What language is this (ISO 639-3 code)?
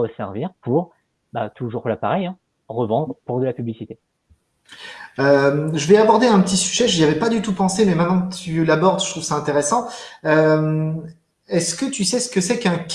fra